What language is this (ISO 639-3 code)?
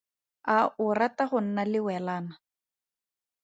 tsn